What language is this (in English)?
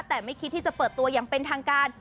Thai